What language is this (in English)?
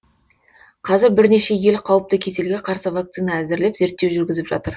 Kazakh